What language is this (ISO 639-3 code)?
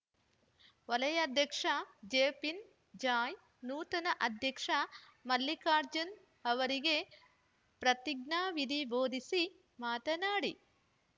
kan